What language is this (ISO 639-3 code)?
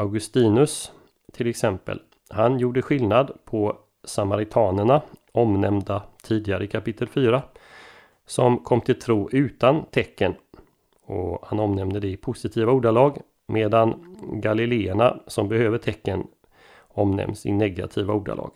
swe